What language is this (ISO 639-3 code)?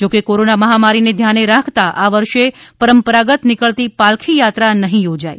guj